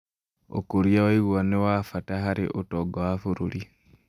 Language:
Kikuyu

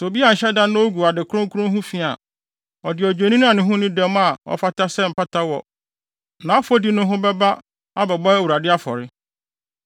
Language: Akan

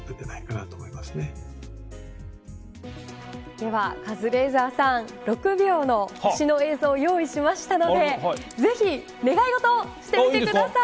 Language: Japanese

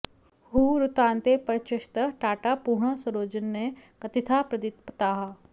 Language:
Sanskrit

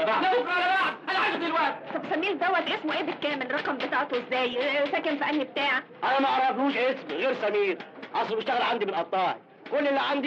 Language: Arabic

